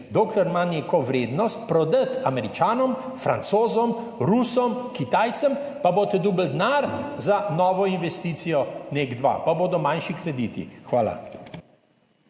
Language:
Slovenian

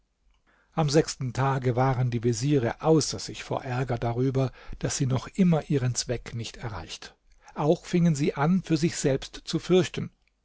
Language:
German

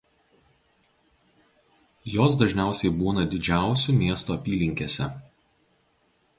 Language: Lithuanian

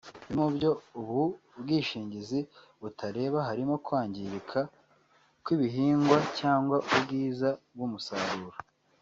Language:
Kinyarwanda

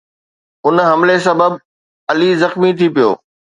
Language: Sindhi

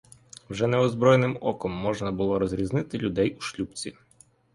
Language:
Ukrainian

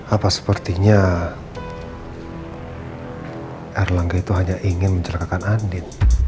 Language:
Indonesian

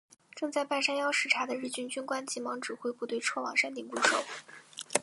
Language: Chinese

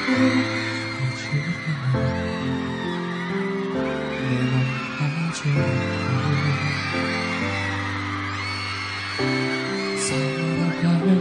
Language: Spanish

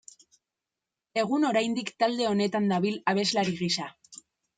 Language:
Basque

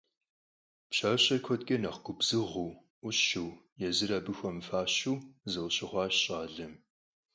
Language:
Kabardian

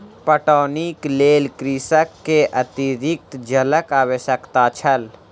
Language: Maithili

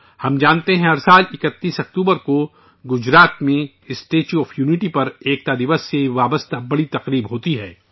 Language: Urdu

